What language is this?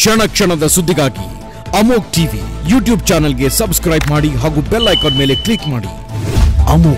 Hindi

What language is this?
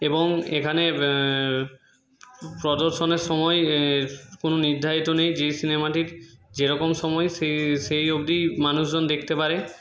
Bangla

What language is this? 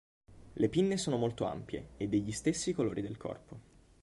Italian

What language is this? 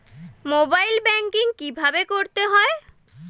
Bangla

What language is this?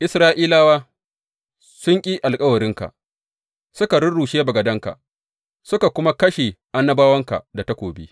Hausa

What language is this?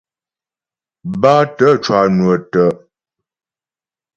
Ghomala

